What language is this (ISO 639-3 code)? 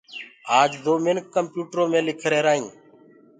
ggg